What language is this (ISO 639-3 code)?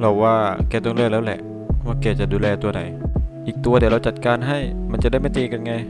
tha